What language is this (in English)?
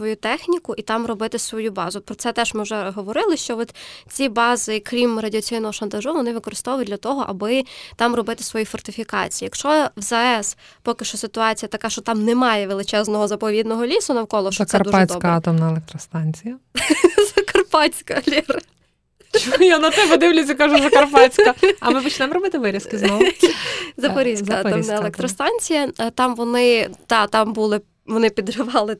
Ukrainian